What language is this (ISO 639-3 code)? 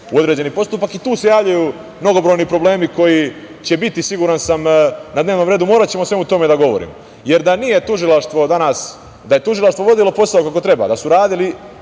srp